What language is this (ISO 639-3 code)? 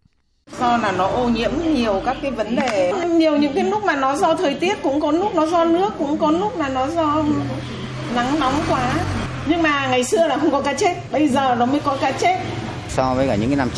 vie